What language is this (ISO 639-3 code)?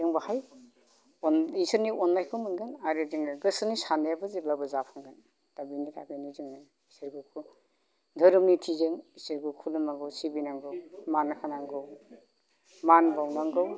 brx